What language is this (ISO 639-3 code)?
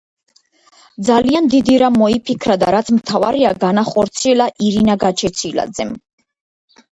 kat